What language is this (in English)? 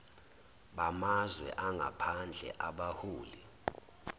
Zulu